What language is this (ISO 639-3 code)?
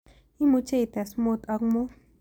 kln